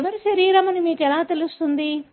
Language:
Telugu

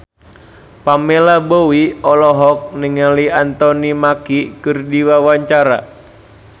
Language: Sundanese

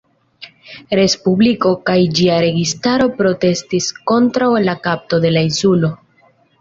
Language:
Esperanto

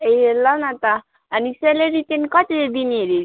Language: Nepali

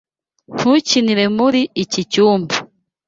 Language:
Kinyarwanda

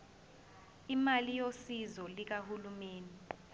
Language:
Zulu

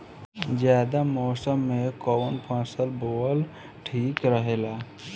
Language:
Bhojpuri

